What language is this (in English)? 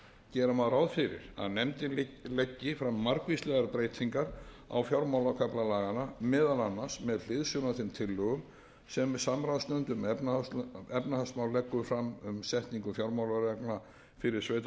Icelandic